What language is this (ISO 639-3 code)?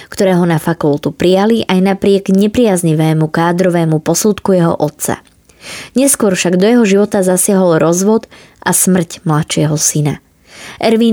slk